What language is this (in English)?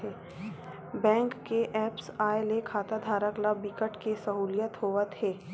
Chhattisgarhi